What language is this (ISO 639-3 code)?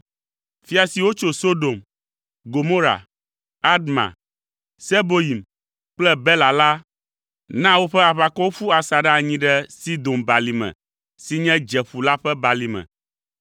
ewe